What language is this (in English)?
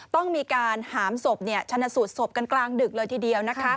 Thai